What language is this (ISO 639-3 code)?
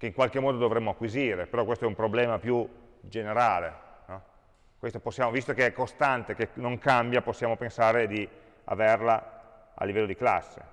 ita